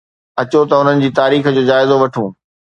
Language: Sindhi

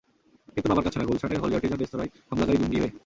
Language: Bangla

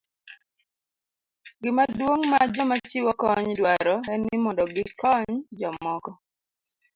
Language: Luo (Kenya and Tanzania)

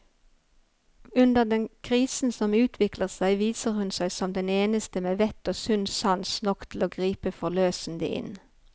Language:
Norwegian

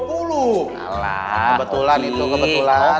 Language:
Indonesian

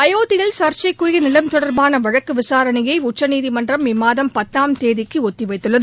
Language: Tamil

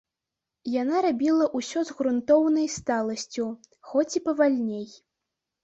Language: Belarusian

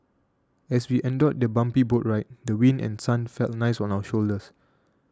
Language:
English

